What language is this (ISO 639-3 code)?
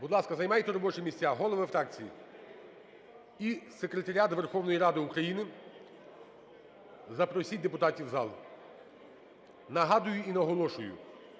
ukr